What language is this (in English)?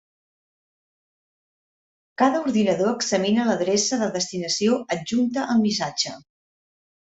Catalan